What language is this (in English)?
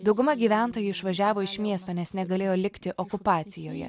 Lithuanian